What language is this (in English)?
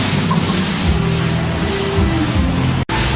Thai